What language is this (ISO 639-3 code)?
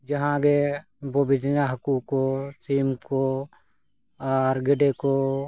sat